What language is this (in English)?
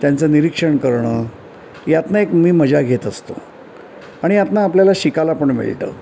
Marathi